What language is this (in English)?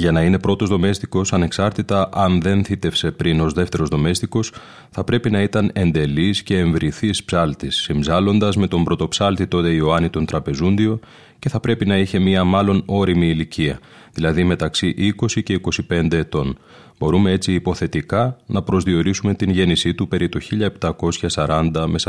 Greek